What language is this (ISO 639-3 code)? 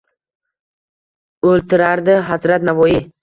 uzb